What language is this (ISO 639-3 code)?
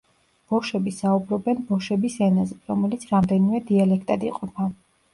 kat